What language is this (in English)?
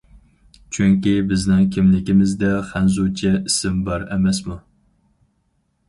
Uyghur